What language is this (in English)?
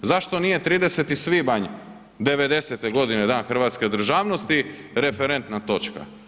Croatian